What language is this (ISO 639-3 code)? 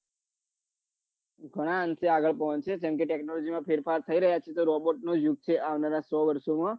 guj